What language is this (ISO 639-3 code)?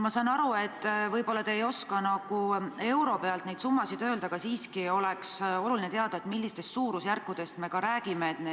est